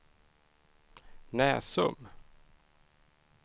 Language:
Swedish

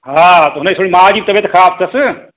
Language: Sindhi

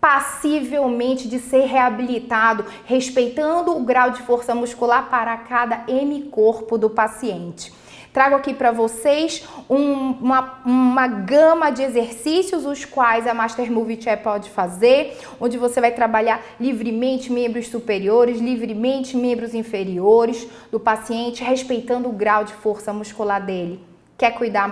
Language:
Portuguese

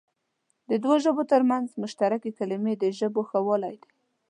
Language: Pashto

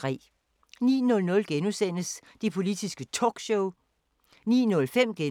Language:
Danish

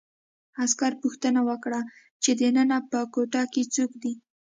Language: Pashto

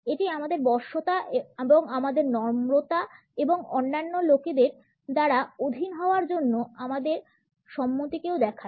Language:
Bangla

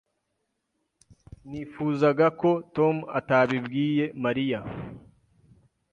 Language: Kinyarwanda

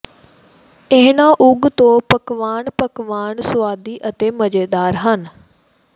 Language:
Punjabi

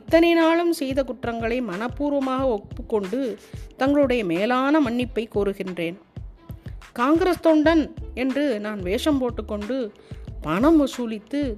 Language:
Tamil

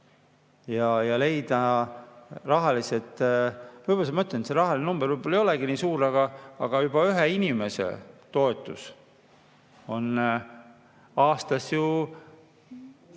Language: Estonian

